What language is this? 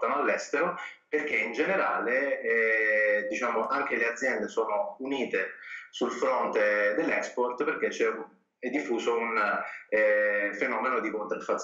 Italian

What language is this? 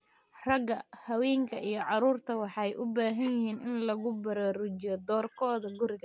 Somali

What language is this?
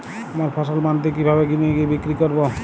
Bangla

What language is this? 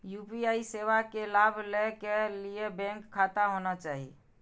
Maithili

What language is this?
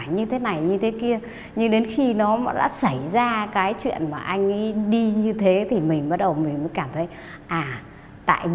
Vietnamese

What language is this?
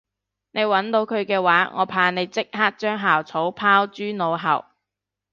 Cantonese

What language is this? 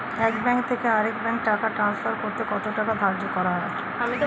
Bangla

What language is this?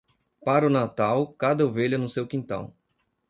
Portuguese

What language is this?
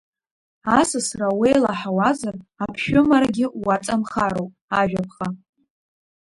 Abkhazian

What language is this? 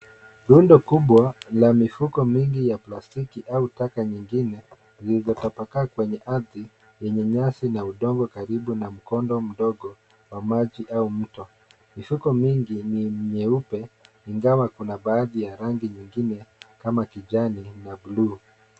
Swahili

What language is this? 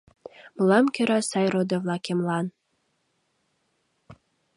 Mari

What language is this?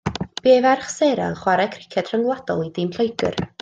Welsh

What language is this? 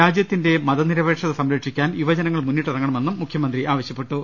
Malayalam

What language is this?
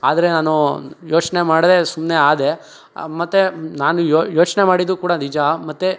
Kannada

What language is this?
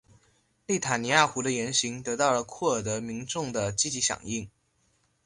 Chinese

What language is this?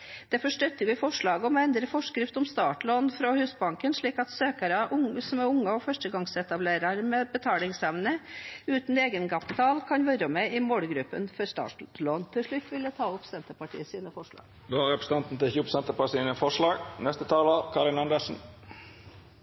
Norwegian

